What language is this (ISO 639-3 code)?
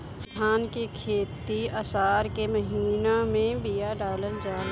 bho